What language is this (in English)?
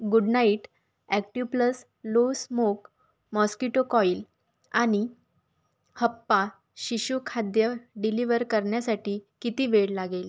Marathi